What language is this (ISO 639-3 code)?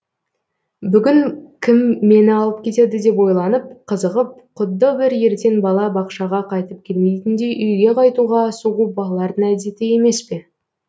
kaz